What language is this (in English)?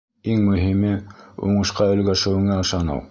Bashkir